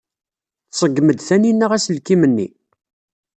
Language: Kabyle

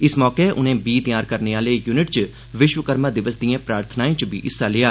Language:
Dogri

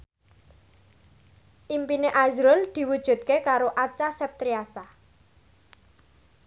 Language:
Javanese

